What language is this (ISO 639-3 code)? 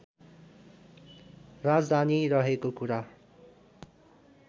nep